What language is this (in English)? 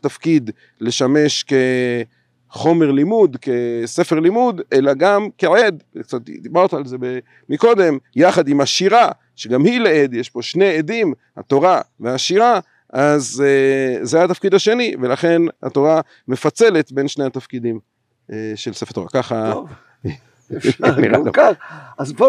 Hebrew